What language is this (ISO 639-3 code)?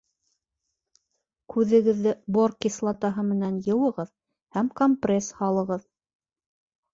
bak